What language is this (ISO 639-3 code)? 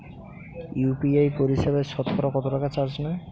ben